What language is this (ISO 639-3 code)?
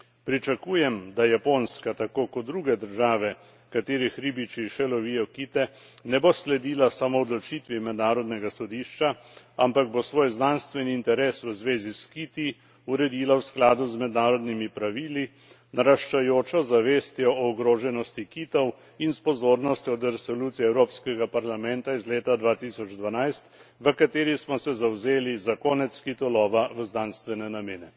slv